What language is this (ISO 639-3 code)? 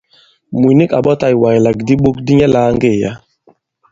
abb